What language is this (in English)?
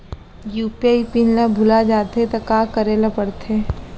Chhattisgarhi